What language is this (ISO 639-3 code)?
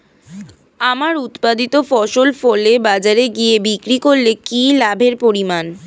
ben